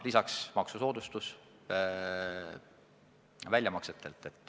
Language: Estonian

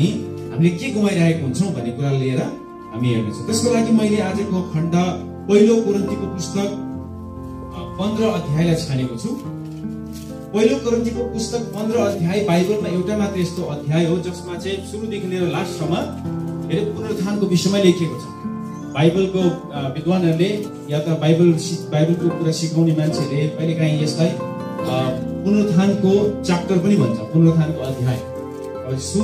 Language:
Korean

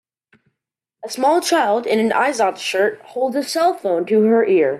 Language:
English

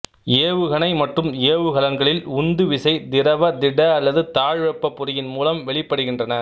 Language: Tamil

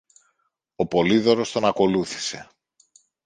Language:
Greek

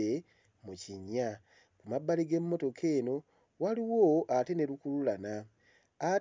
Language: Ganda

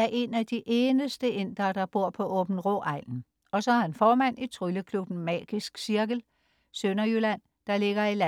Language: Danish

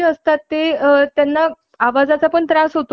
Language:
Marathi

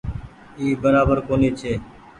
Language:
Goaria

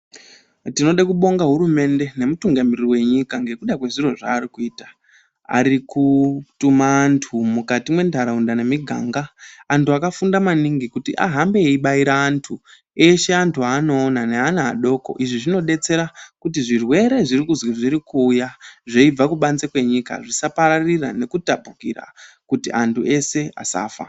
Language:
Ndau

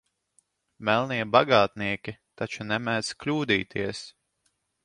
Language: Latvian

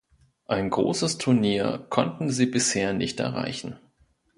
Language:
German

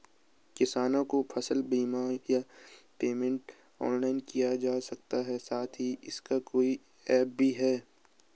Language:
Hindi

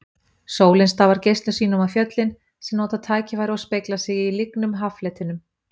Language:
Icelandic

